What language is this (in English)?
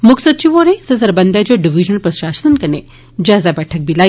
Dogri